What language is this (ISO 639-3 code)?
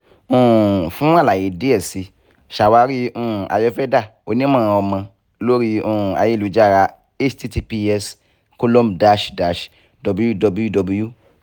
yor